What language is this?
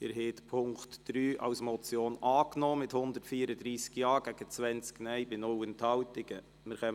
Swiss German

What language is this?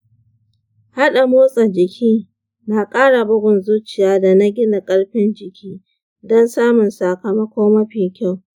Hausa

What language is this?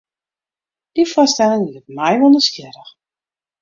Western Frisian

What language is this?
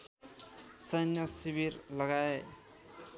Nepali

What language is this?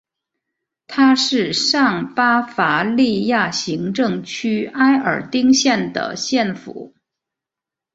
Chinese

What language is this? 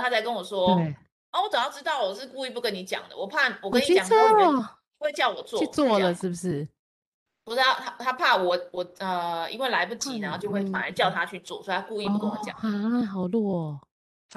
Chinese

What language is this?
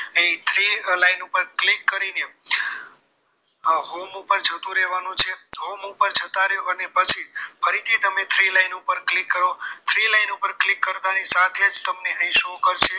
Gujarati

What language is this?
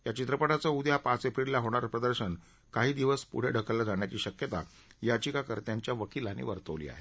Marathi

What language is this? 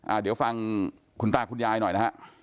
Thai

